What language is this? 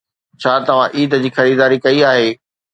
Sindhi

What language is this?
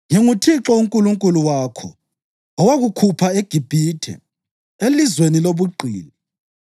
North Ndebele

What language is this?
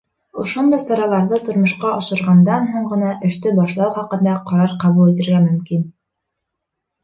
Bashkir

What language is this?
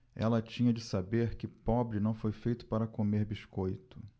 Portuguese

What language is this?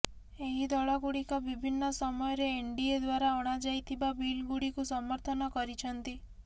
Odia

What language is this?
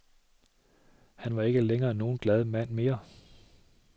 Danish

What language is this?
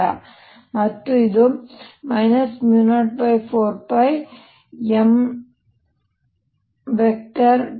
Kannada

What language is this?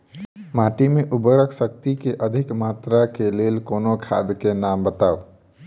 Maithili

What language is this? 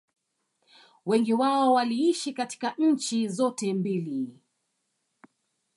Swahili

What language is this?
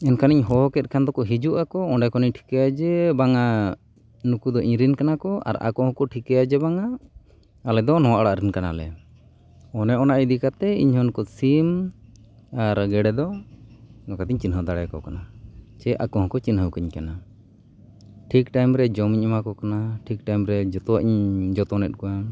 Santali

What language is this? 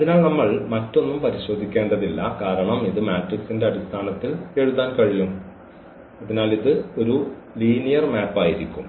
Malayalam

